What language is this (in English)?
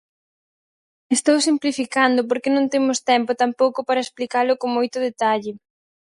Galician